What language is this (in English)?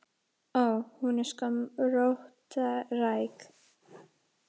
Icelandic